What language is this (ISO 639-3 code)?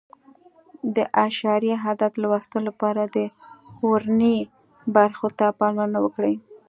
pus